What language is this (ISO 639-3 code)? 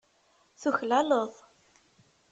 kab